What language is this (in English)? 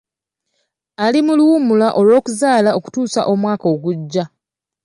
Ganda